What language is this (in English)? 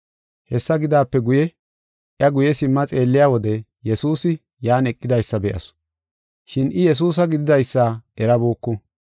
Gofa